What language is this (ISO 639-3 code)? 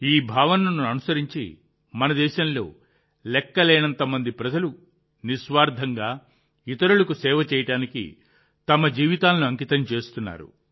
tel